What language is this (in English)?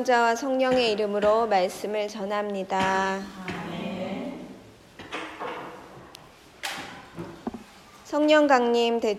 Korean